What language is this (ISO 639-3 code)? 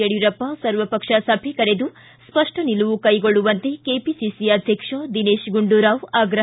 kan